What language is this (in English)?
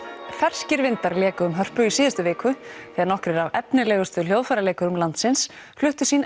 Icelandic